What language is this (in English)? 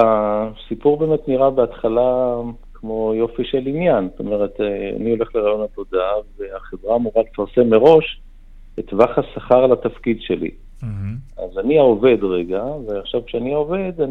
Hebrew